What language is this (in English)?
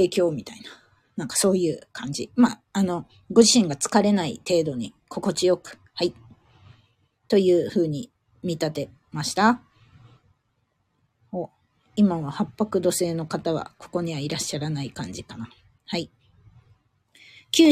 Japanese